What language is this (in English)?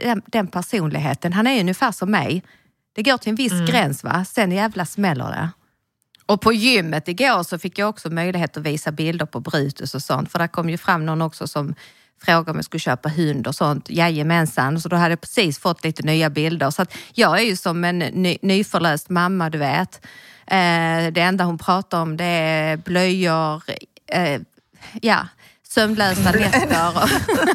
Swedish